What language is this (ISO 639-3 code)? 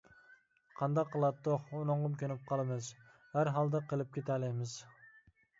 uig